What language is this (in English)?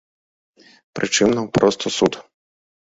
Belarusian